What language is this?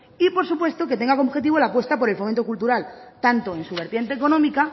Spanish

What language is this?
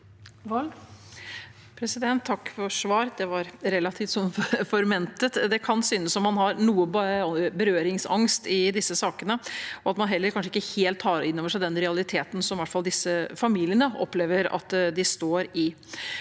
Norwegian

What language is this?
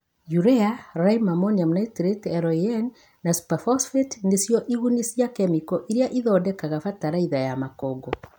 Kikuyu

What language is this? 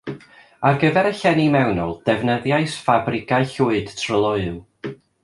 Welsh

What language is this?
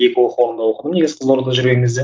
Kazakh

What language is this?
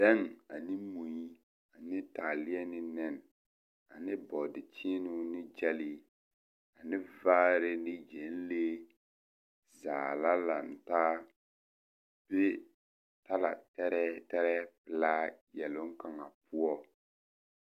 Southern Dagaare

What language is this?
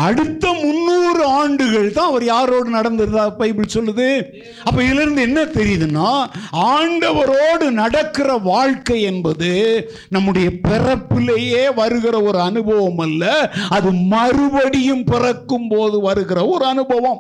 Tamil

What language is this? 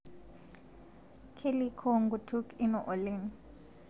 Masai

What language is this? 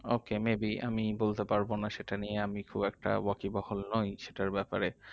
Bangla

